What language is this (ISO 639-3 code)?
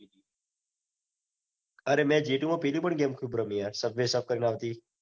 guj